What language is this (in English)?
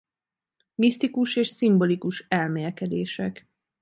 Hungarian